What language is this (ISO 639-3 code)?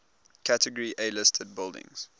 eng